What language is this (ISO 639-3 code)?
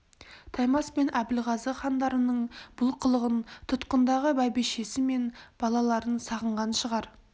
kaz